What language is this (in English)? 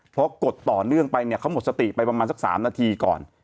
Thai